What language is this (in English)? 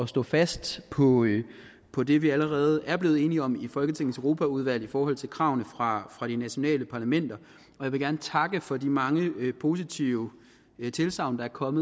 Danish